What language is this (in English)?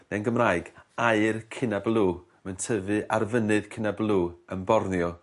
Welsh